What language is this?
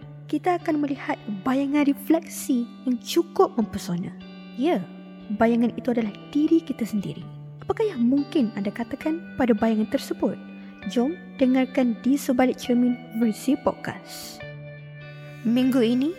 Malay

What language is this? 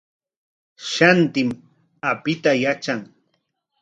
Corongo Ancash Quechua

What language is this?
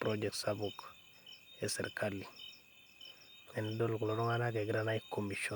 Masai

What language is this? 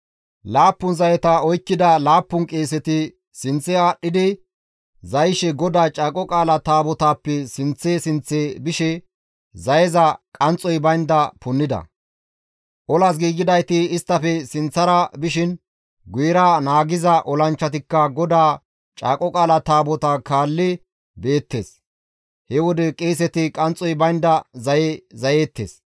Gamo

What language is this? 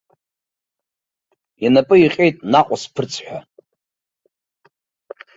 Abkhazian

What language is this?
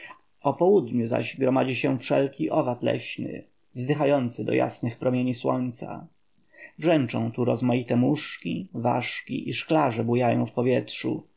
Polish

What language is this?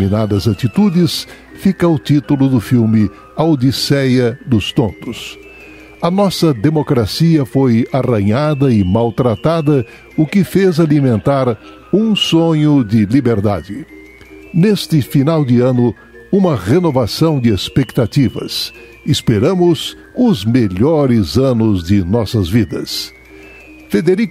Portuguese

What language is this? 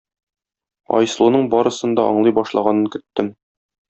Tatar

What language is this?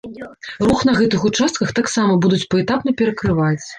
Belarusian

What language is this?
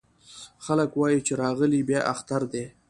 Pashto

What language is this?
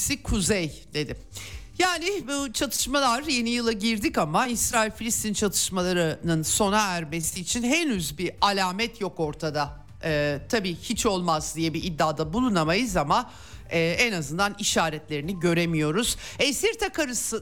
Turkish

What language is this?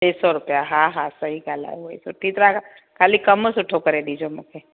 Sindhi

